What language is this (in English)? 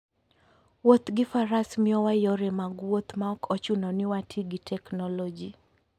Luo (Kenya and Tanzania)